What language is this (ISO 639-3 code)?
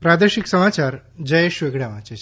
guj